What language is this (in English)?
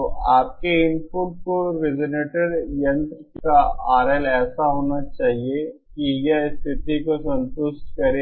Hindi